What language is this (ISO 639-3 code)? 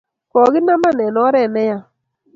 kln